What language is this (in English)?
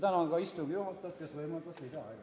Estonian